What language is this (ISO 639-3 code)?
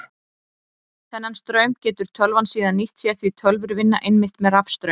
isl